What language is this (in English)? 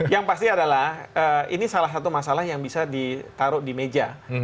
Indonesian